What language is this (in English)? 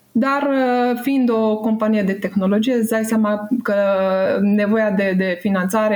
Romanian